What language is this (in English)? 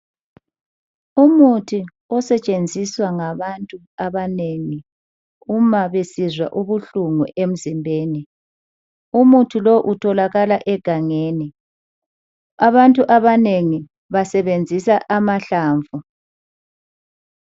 North Ndebele